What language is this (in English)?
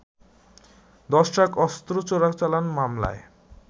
Bangla